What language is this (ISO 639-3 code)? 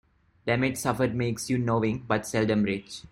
eng